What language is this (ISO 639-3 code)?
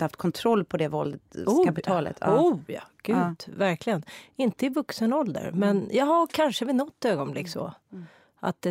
swe